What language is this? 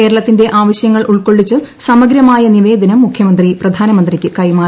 Malayalam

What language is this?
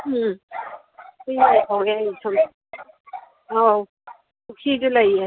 Manipuri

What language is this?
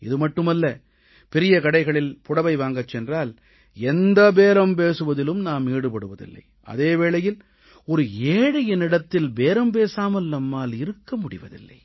Tamil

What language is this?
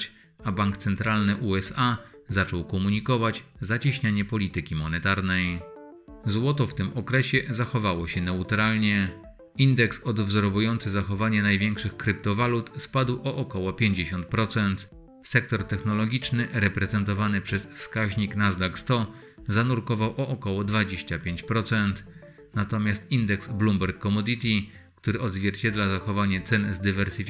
Polish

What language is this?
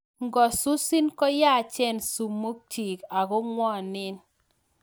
Kalenjin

